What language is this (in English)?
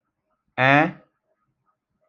Igbo